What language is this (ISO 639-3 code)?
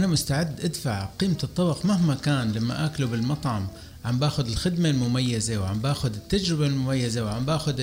ara